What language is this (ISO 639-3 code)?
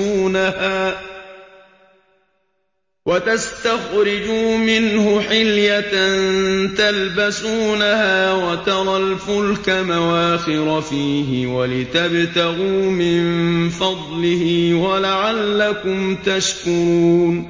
ara